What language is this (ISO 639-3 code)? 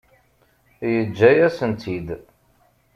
kab